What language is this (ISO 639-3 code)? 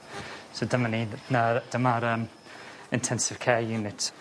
cym